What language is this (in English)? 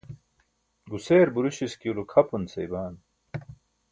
Burushaski